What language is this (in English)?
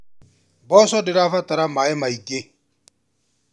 Kikuyu